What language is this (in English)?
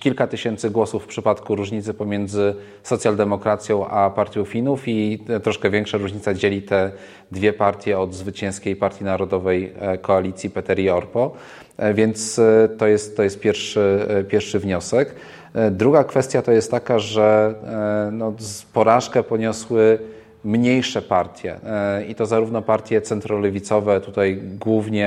Polish